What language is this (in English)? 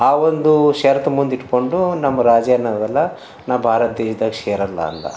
Kannada